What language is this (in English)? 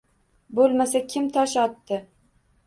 Uzbek